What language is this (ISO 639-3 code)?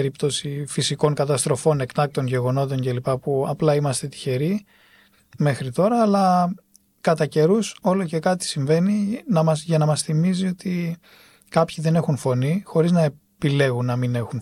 ell